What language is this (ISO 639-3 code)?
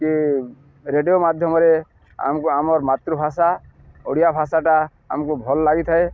ori